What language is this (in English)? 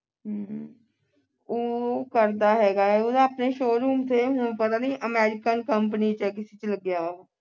Punjabi